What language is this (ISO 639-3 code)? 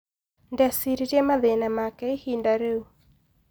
kik